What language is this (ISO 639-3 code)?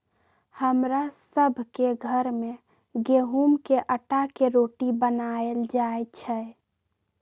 mag